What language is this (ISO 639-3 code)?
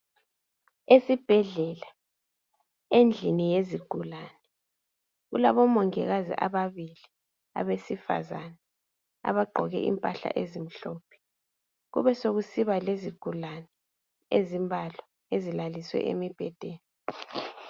nde